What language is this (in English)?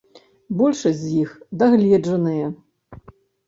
Belarusian